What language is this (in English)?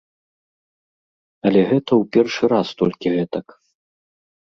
Belarusian